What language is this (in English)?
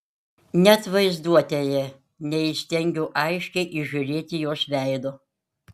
Lithuanian